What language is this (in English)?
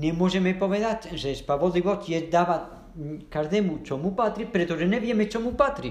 Czech